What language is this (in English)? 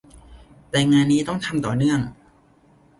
Thai